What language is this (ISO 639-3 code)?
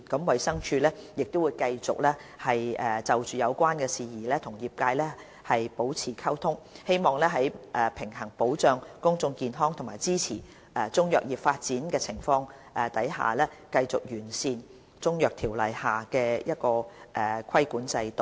yue